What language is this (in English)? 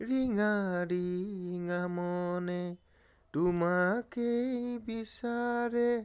Assamese